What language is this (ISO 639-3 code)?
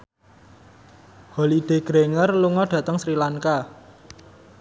jav